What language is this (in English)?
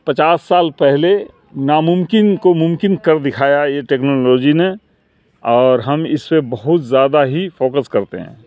Urdu